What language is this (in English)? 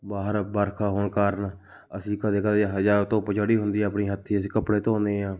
Punjabi